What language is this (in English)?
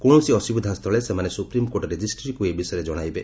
Odia